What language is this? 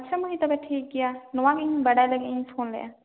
Santali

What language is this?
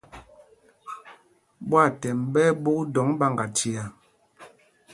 Mpumpong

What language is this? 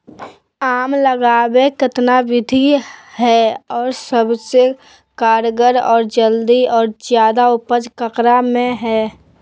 Magahi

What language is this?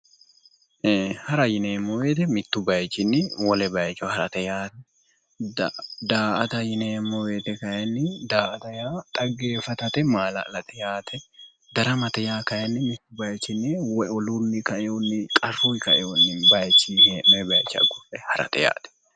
Sidamo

